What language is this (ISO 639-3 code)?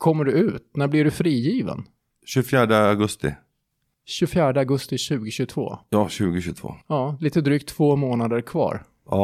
swe